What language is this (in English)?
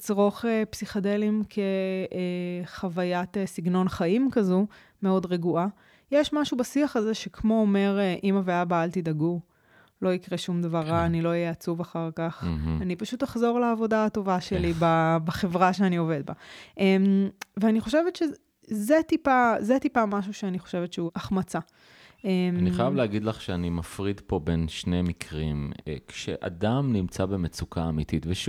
Hebrew